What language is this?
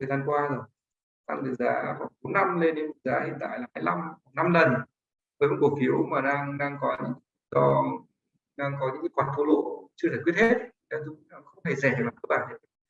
Vietnamese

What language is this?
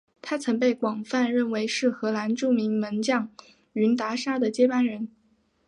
Chinese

